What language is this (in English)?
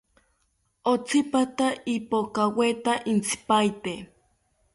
South Ucayali Ashéninka